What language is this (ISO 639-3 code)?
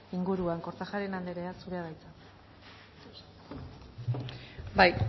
eus